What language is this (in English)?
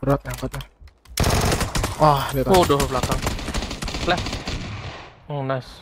Indonesian